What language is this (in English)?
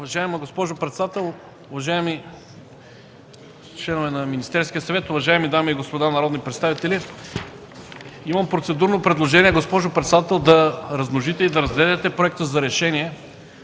Bulgarian